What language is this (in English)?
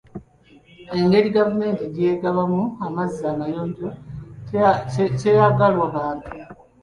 Ganda